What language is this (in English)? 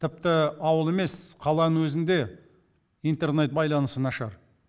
Kazakh